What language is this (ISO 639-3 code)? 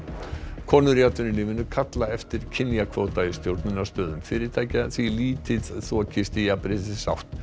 isl